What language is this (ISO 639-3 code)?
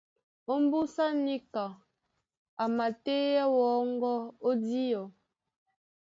dua